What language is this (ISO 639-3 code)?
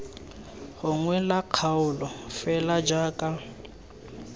tsn